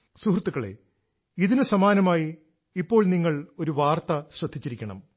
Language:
Malayalam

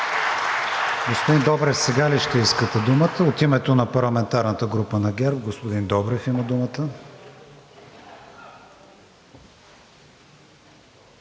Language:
Bulgarian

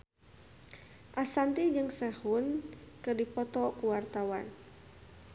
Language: Sundanese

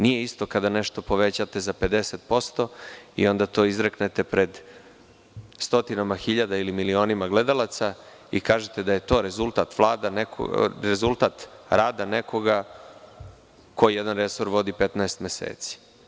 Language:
Serbian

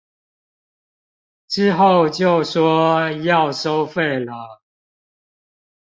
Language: Chinese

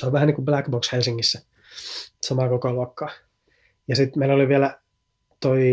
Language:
Finnish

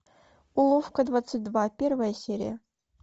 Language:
Russian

